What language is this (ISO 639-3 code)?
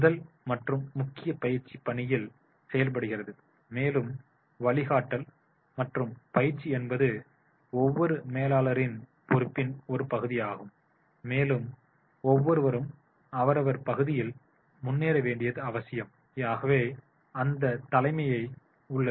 tam